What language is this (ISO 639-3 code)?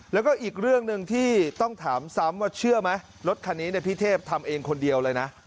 tha